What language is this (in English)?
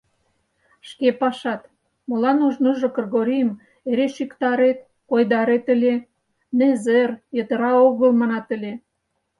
Mari